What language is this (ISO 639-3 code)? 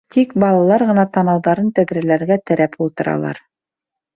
bak